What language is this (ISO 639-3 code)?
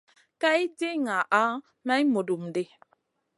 mcn